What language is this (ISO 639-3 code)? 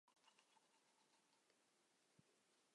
zho